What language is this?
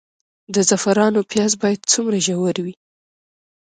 Pashto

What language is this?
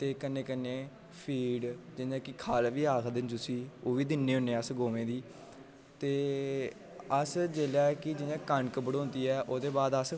Dogri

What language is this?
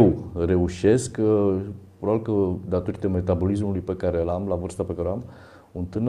Romanian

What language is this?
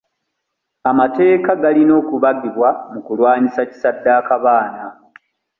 Ganda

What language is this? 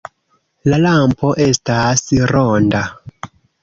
Esperanto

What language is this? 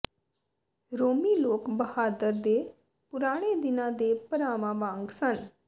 Punjabi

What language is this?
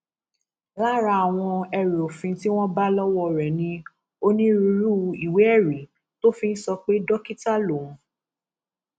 Yoruba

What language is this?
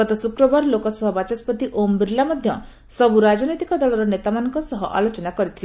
Odia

